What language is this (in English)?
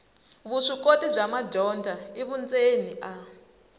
Tsonga